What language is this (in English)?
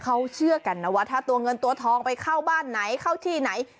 Thai